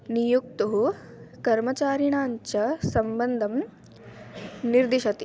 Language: Sanskrit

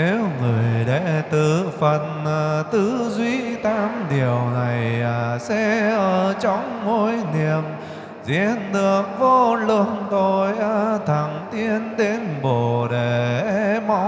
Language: Vietnamese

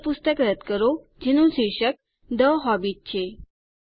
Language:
Gujarati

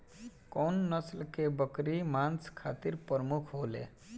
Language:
Bhojpuri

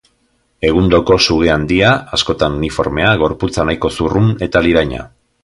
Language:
Basque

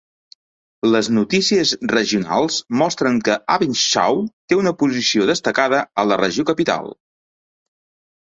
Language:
Catalan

